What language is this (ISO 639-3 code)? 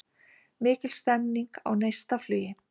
isl